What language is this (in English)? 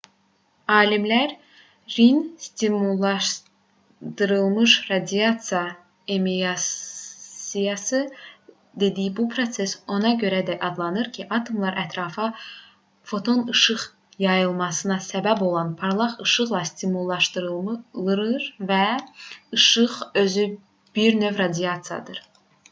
Azerbaijani